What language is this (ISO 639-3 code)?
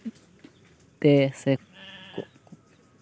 sat